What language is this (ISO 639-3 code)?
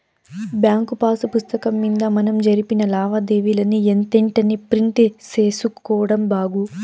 tel